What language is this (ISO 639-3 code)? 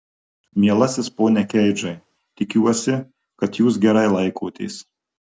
lit